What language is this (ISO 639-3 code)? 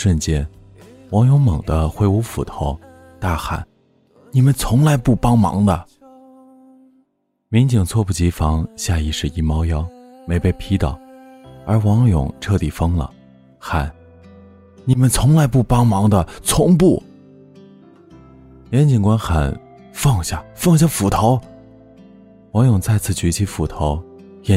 zho